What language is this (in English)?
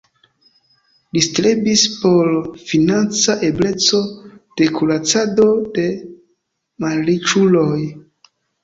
Esperanto